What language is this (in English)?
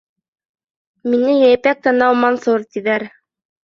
Bashkir